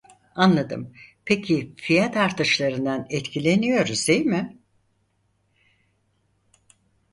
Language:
Turkish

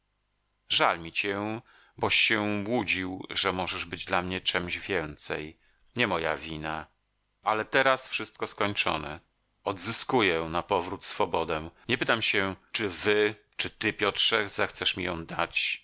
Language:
Polish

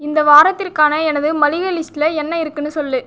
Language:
Tamil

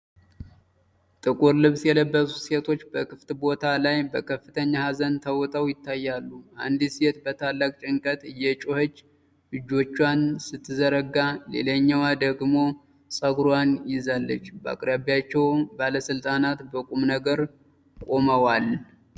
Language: Amharic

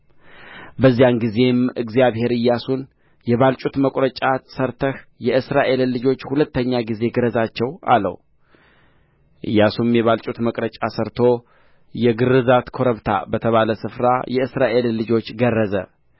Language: Amharic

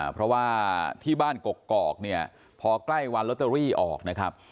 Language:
Thai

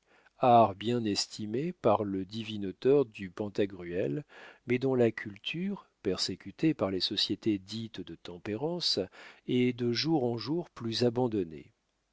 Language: French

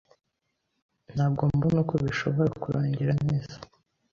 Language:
Kinyarwanda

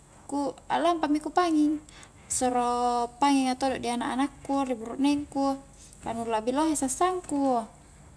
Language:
Highland Konjo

